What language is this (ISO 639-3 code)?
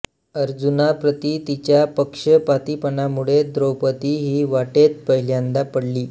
mar